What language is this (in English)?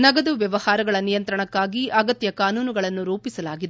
Kannada